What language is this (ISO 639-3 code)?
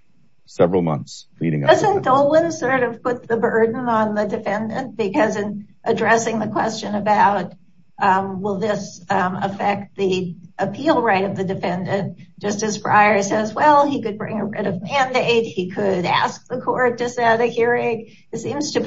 eng